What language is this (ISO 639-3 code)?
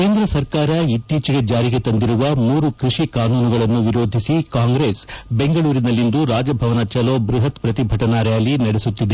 kan